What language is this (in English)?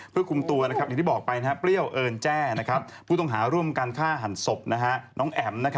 Thai